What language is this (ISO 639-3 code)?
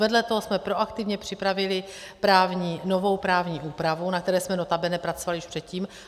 ces